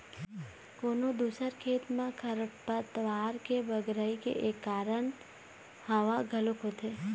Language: Chhattisgarhi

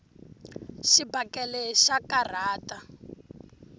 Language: Tsonga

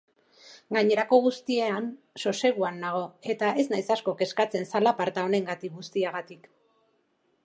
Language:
Basque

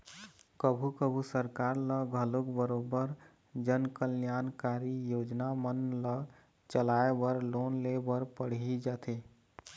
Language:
Chhattisgarhi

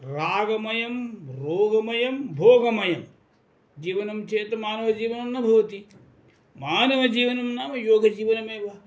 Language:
Sanskrit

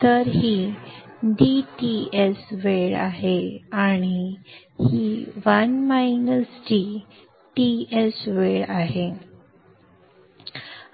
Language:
Marathi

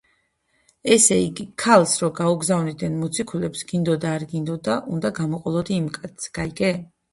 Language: Georgian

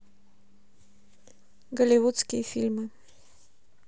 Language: Russian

